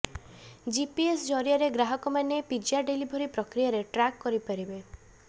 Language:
Odia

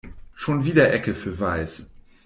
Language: German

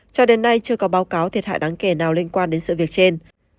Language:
Vietnamese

